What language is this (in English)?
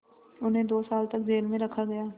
Hindi